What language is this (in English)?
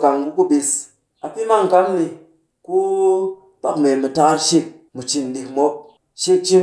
Cakfem-Mushere